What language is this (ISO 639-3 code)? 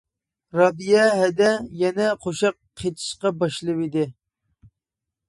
uig